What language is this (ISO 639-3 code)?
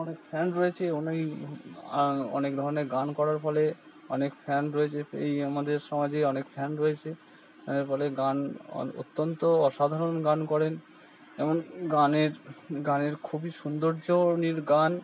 ben